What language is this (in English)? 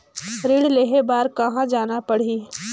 Chhattisgarhi